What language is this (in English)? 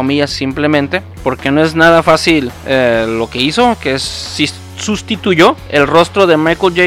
Spanish